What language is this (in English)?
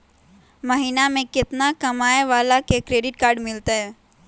Magahi